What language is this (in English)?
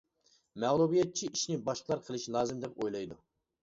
Uyghur